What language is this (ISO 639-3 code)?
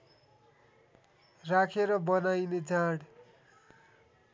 nep